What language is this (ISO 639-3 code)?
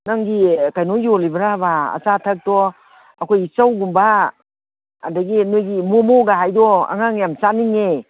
mni